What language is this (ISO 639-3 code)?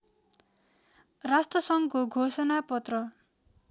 nep